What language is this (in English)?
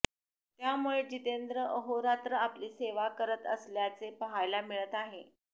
Marathi